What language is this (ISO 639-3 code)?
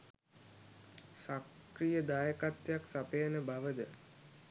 sin